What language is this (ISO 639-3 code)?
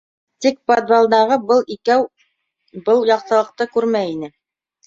bak